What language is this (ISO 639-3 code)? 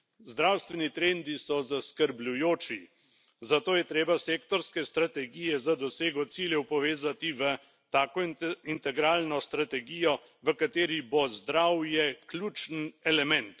slv